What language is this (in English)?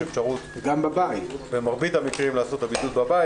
Hebrew